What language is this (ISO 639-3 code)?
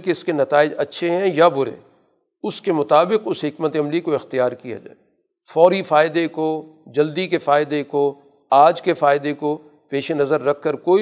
urd